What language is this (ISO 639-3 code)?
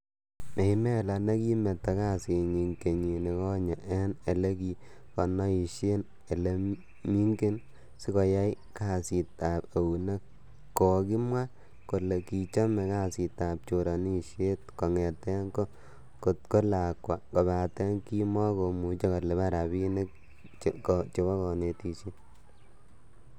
kln